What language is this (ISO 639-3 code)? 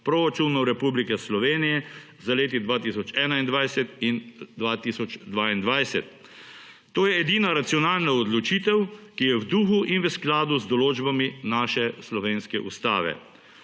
slv